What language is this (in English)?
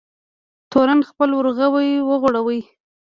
Pashto